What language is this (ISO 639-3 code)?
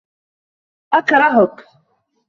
ara